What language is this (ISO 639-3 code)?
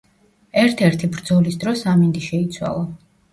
kat